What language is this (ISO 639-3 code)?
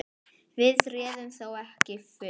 isl